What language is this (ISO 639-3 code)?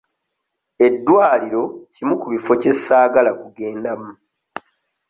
lug